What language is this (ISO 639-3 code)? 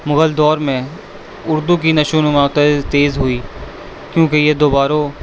urd